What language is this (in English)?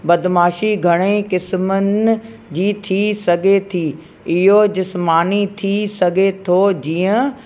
Sindhi